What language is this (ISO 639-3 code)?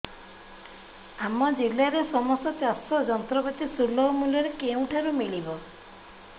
ori